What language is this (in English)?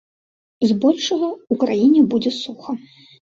Belarusian